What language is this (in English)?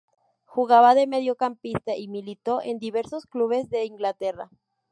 Spanish